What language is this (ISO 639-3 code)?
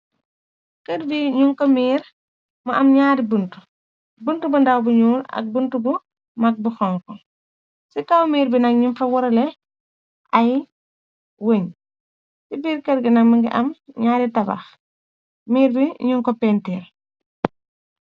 wol